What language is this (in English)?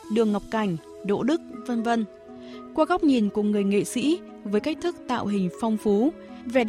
Vietnamese